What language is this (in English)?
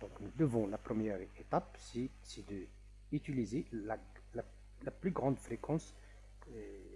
French